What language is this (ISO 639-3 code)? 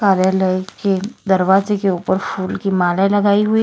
hin